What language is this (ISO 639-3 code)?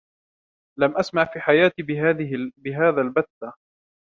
ara